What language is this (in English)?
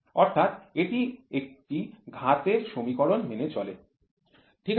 Bangla